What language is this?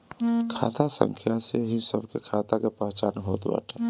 Bhojpuri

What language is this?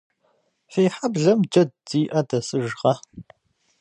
Kabardian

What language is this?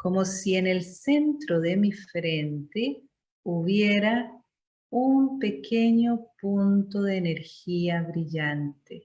Spanish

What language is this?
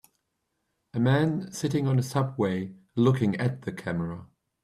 English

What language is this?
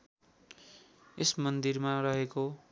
Nepali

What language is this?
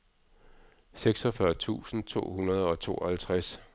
Danish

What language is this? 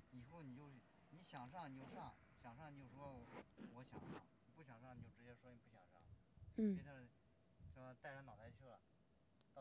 Chinese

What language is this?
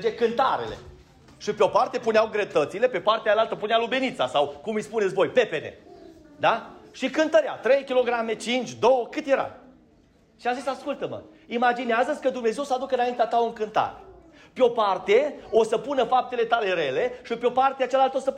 Romanian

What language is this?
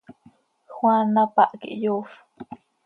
Seri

